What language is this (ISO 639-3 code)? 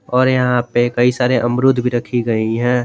hin